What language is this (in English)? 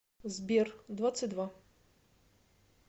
Russian